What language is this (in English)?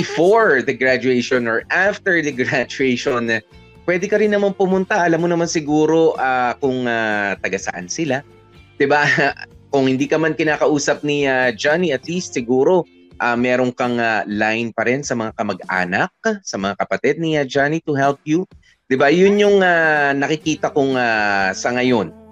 Filipino